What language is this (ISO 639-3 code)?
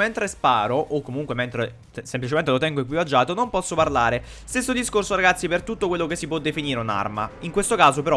ita